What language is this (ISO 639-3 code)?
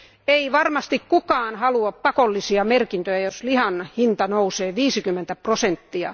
fin